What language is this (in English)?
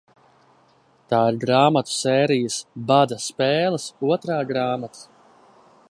Latvian